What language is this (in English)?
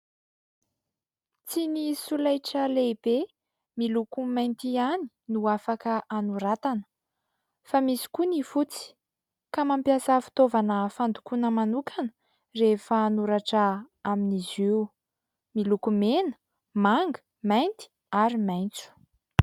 Malagasy